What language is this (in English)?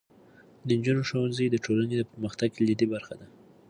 Pashto